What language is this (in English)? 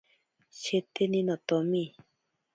Ashéninka Perené